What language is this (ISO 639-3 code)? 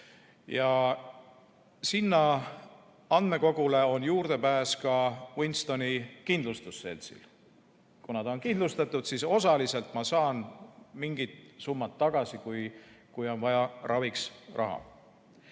est